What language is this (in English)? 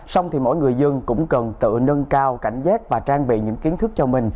Vietnamese